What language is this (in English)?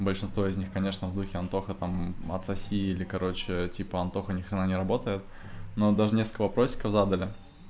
Russian